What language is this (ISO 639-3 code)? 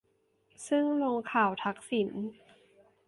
tha